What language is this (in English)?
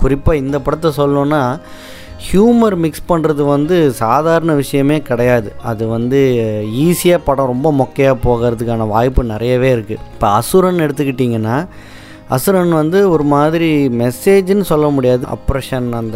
Tamil